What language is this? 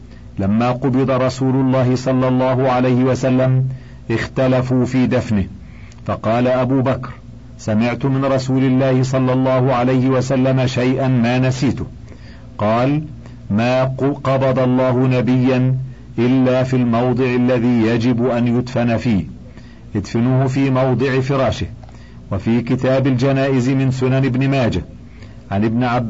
Arabic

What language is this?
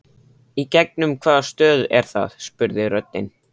Icelandic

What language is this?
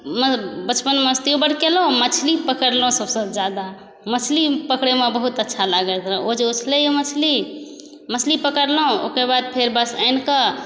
Maithili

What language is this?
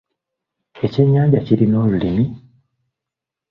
Ganda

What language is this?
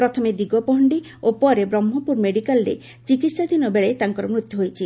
Odia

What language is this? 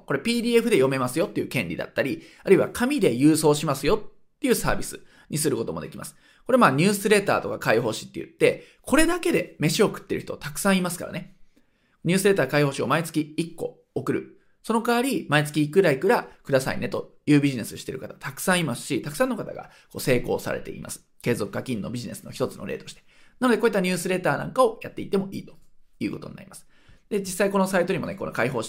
Japanese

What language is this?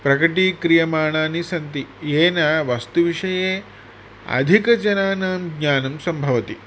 Sanskrit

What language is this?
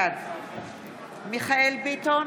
Hebrew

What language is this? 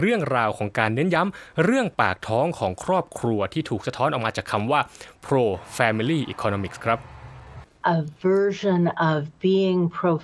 Thai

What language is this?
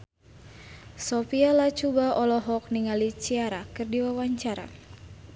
Sundanese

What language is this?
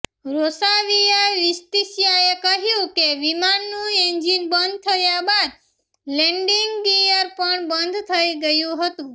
Gujarati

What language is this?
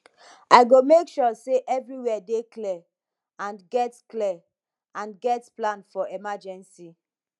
Nigerian Pidgin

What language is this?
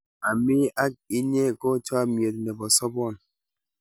Kalenjin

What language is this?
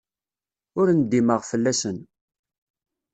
Kabyle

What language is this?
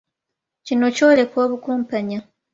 Ganda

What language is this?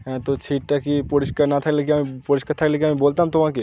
Bangla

